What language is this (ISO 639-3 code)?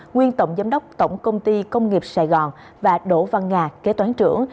vie